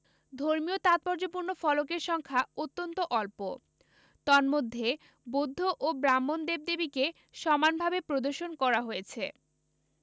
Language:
Bangla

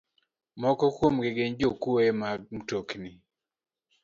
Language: Luo (Kenya and Tanzania)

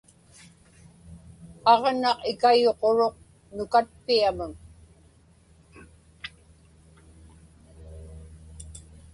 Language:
Inupiaq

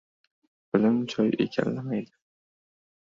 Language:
Uzbek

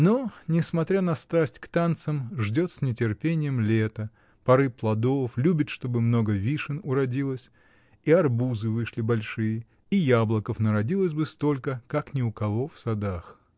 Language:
Russian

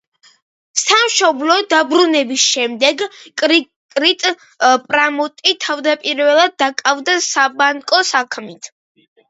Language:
Georgian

